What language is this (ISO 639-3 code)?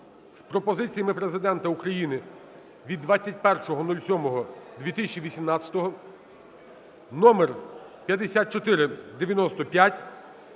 ukr